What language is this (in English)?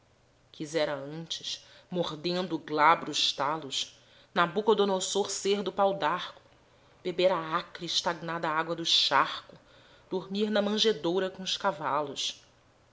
Portuguese